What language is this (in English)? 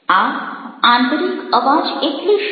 Gujarati